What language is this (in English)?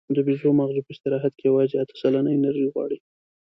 Pashto